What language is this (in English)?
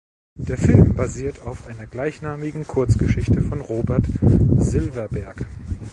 German